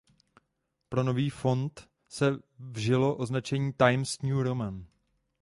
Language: Czech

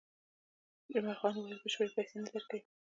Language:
Pashto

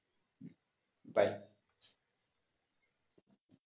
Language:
Bangla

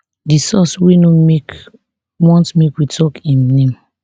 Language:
Nigerian Pidgin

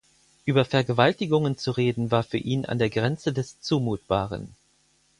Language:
German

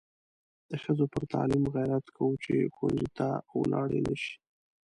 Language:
Pashto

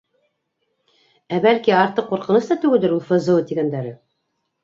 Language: Bashkir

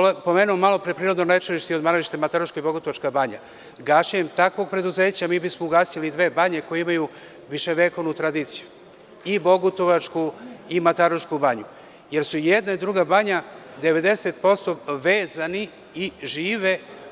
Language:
Serbian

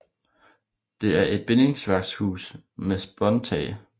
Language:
Danish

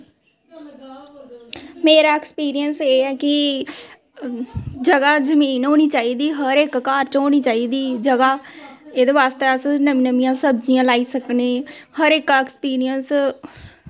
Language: Dogri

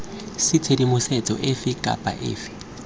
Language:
Tswana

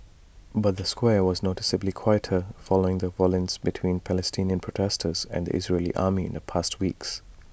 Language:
English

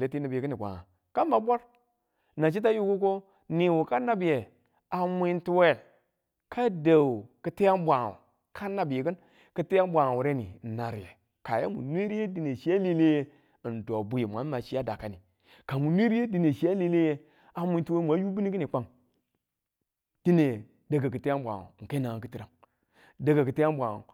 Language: Tula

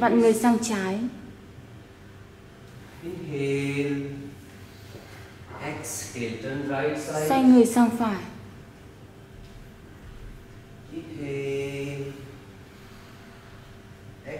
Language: Vietnamese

